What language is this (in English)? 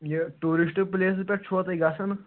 Kashmiri